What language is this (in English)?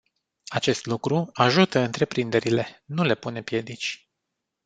Romanian